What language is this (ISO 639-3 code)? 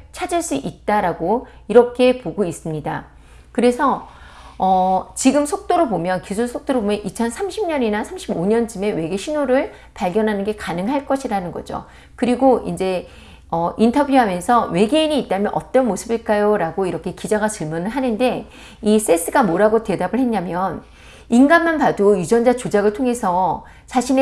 kor